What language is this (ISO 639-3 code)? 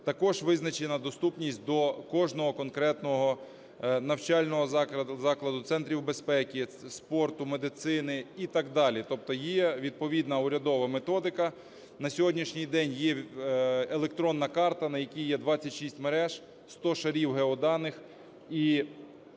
ukr